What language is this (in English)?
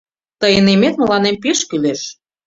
Mari